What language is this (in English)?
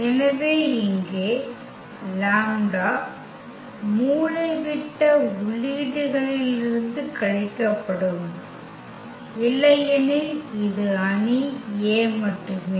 Tamil